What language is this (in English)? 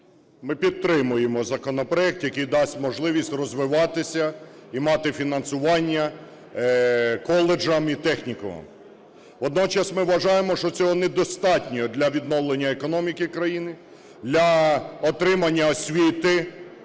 Ukrainian